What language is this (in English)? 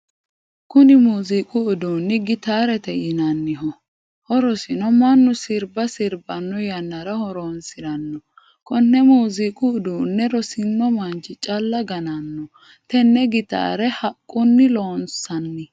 Sidamo